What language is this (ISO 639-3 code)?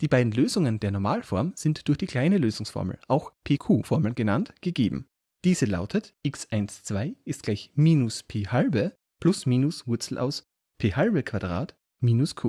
deu